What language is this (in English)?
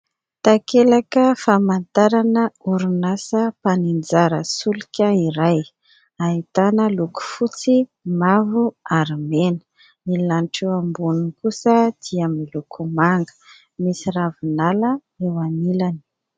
Malagasy